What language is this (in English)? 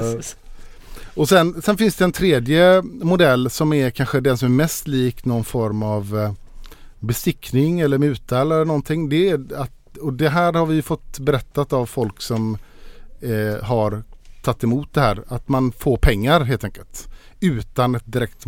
Swedish